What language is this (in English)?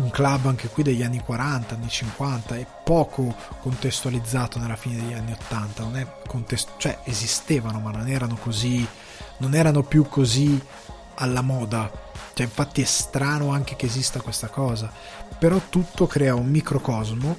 Italian